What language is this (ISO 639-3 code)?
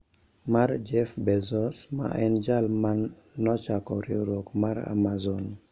luo